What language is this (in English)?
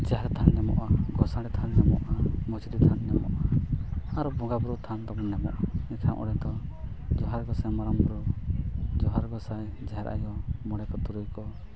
Santali